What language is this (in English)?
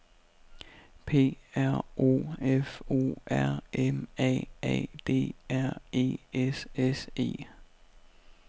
Danish